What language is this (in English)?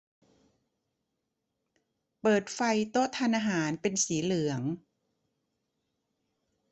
Thai